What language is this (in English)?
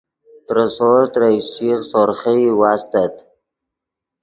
Yidgha